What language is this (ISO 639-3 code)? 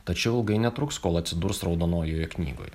lit